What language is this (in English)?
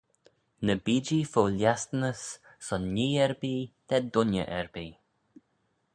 Manx